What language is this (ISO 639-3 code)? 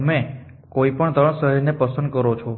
guj